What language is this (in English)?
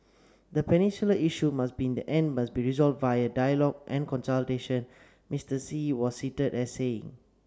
English